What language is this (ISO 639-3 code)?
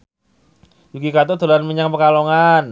jav